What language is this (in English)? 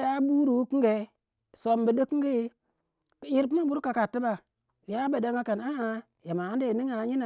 Waja